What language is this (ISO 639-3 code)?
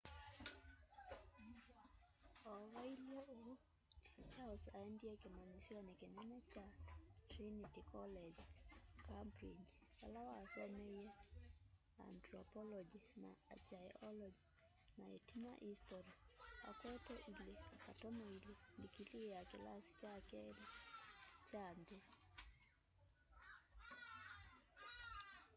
kam